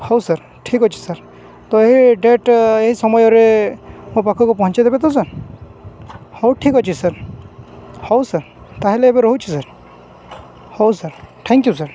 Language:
Odia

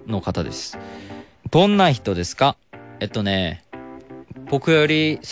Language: Japanese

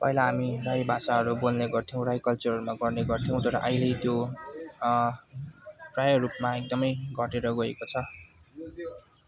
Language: Nepali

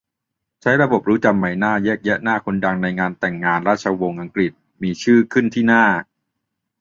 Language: Thai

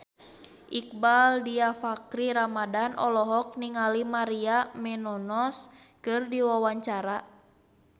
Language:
Sundanese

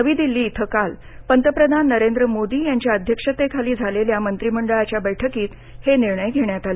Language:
Marathi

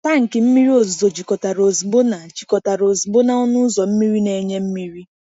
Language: Igbo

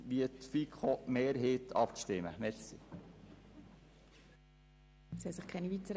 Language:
Swiss German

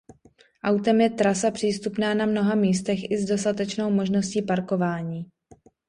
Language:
Czech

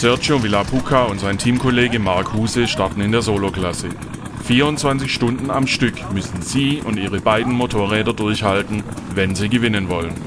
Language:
German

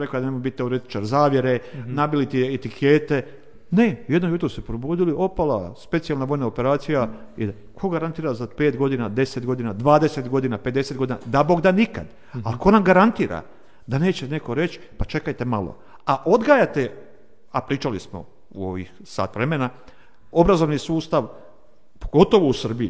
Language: Croatian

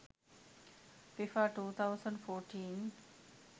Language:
Sinhala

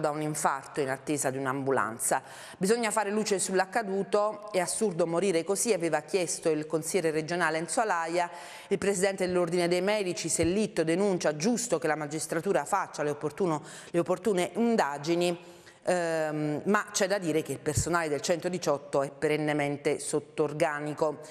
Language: Italian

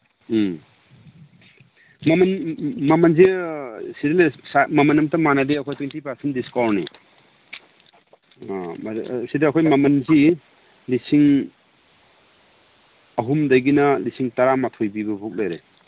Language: Manipuri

